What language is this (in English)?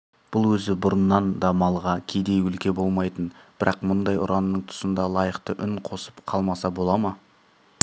Kazakh